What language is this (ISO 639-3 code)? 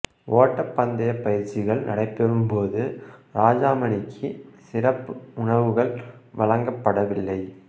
tam